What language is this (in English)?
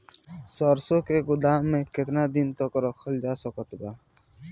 Bhojpuri